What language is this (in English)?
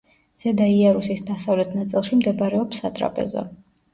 Georgian